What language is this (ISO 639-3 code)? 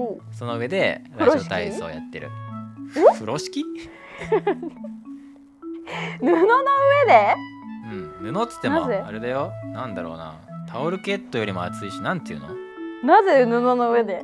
jpn